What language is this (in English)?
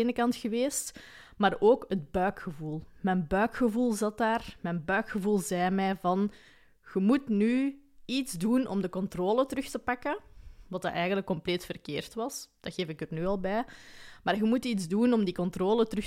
Dutch